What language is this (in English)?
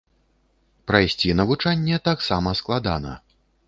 Belarusian